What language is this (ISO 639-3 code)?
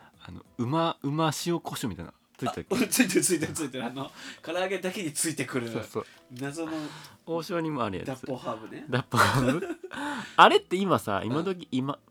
jpn